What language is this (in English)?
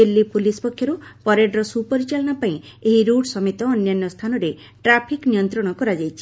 Odia